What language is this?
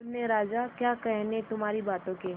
Hindi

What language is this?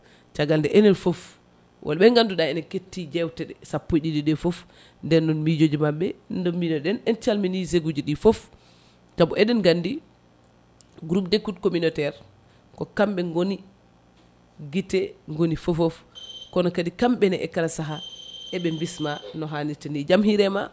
Fula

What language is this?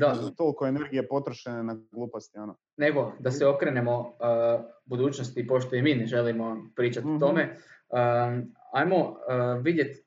Croatian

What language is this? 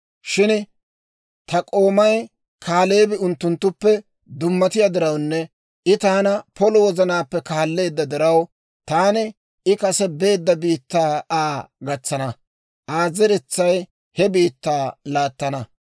Dawro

